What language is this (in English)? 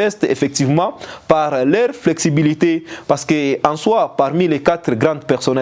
French